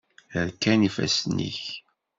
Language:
Kabyle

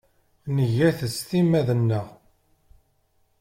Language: Kabyle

